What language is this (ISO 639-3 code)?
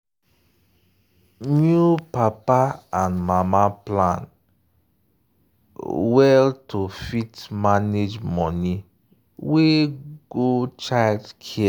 pcm